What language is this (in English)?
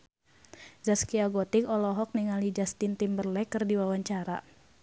Sundanese